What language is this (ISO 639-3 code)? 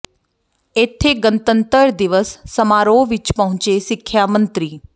pan